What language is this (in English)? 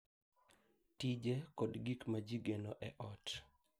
Luo (Kenya and Tanzania)